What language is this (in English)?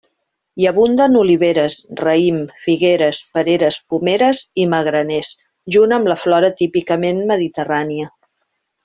Catalan